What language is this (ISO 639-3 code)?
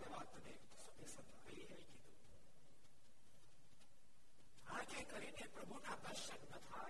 guj